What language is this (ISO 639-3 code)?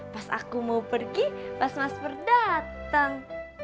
ind